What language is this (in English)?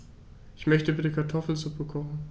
German